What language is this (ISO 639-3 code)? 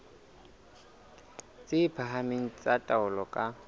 sot